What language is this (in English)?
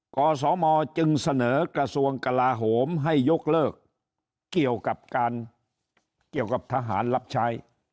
Thai